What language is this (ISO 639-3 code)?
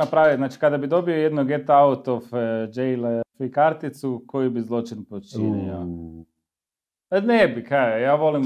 hrv